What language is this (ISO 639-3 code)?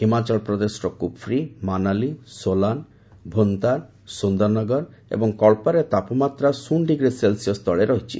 ori